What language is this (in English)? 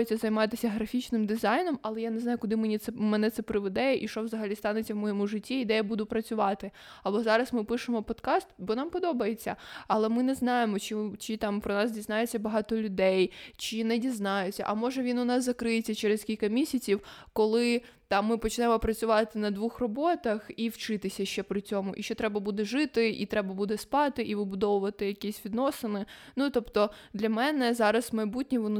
Ukrainian